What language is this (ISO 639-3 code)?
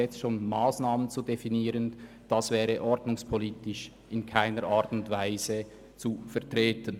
gsw